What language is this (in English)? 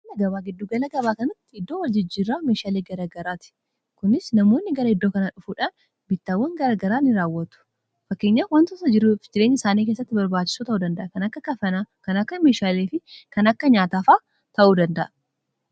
Oromo